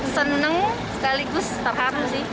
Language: Indonesian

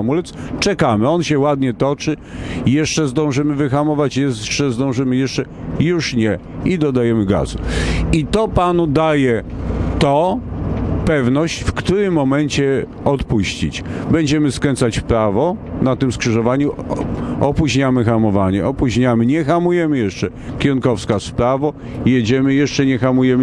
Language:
Polish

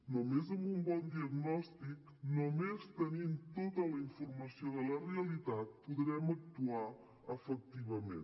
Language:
Catalan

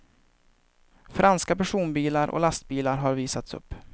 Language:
Swedish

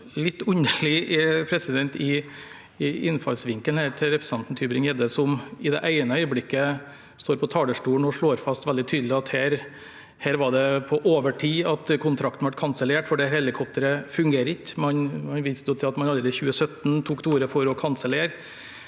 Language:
Norwegian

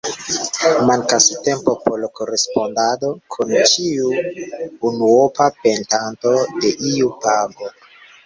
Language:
Esperanto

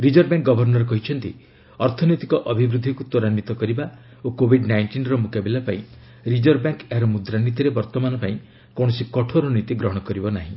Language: Odia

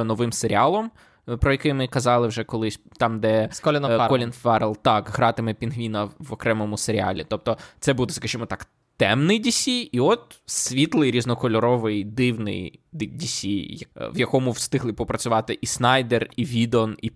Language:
Ukrainian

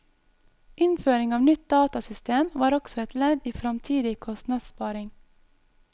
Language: Norwegian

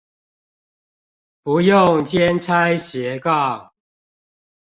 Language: Chinese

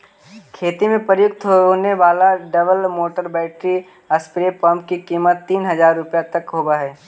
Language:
Magahi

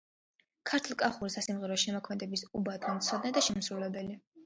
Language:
Georgian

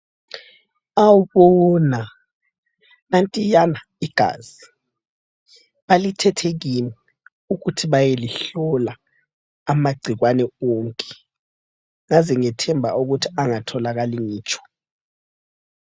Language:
North Ndebele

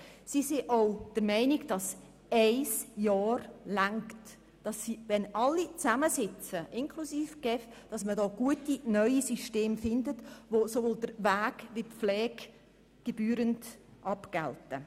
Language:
Swiss German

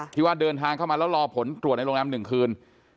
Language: Thai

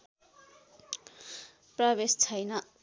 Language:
Nepali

